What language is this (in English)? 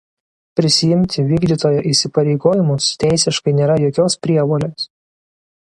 Lithuanian